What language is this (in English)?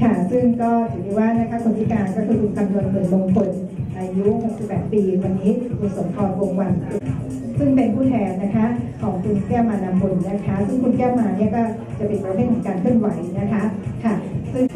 Thai